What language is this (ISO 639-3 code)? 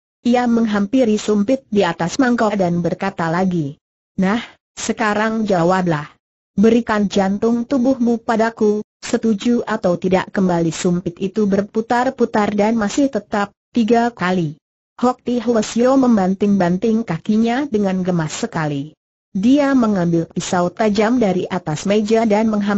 ind